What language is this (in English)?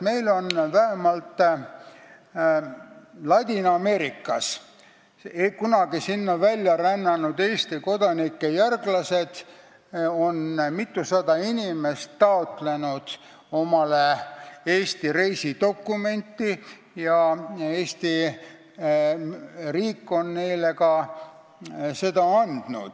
Estonian